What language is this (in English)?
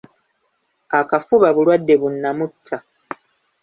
Ganda